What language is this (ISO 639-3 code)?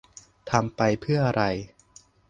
tha